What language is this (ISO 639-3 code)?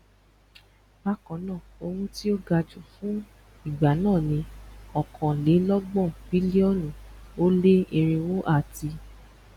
yor